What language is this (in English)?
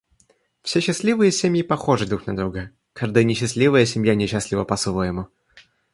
Russian